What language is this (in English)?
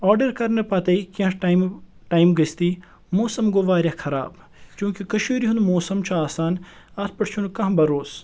Kashmiri